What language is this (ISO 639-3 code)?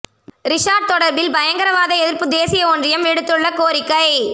tam